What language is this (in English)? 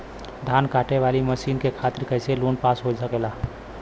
Bhojpuri